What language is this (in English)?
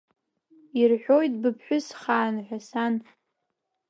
Abkhazian